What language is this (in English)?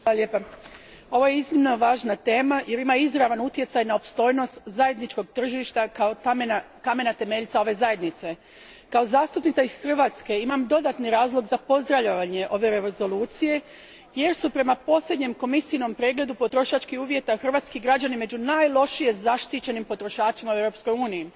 Croatian